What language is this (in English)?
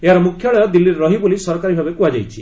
Odia